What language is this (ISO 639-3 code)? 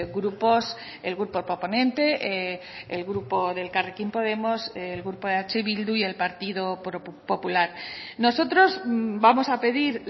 spa